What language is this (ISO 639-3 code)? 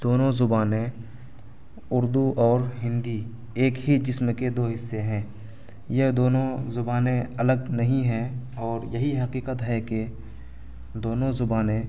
urd